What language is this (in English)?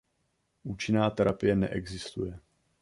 Czech